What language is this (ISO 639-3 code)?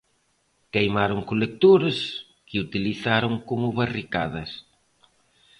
glg